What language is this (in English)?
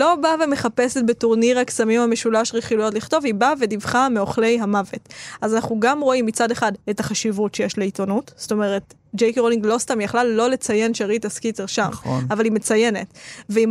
Hebrew